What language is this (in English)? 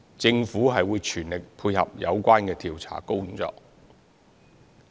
Cantonese